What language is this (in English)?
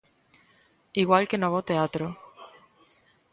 Galician